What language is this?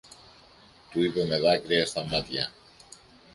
Greek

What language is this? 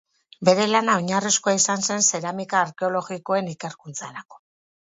Basque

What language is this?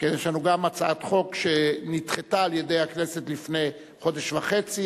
Hebrew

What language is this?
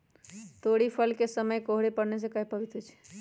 Magahi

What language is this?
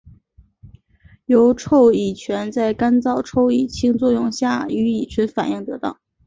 Chinese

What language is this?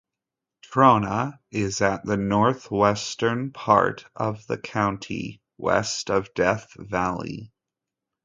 English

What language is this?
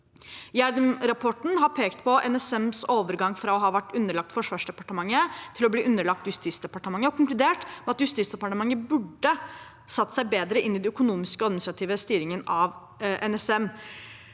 Norwegian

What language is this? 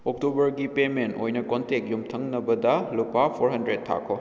Manipuri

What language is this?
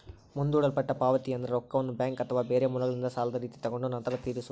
Kannada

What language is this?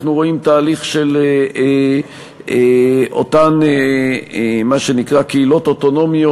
Hebrew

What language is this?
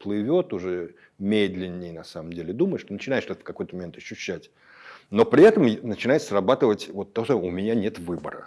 Russian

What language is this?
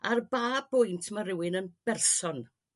Welsh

